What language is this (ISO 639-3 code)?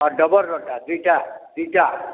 ori